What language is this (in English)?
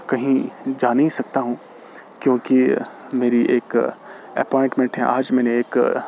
Urdu